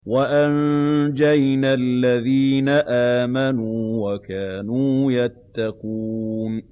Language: Arabic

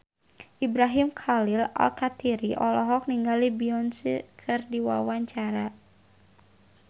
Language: Sundanese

